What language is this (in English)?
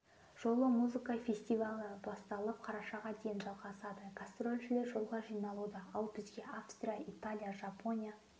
Kazakh